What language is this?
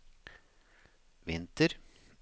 Norwegian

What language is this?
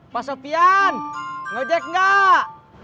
Indonesian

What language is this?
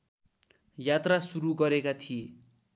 Nepali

